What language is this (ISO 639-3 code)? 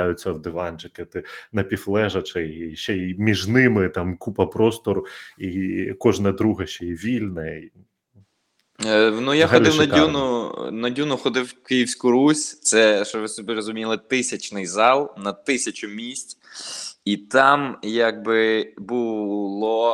ukr